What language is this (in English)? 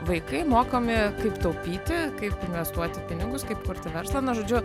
Lithuanian